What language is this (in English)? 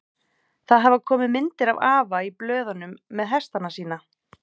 Icelandic